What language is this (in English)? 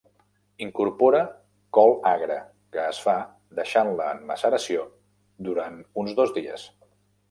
Catalan